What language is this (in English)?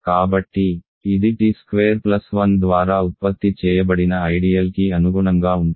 Telugu